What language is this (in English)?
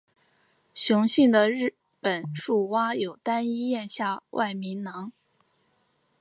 Chinese